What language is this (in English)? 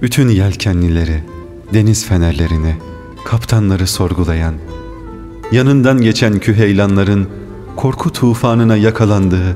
Turkish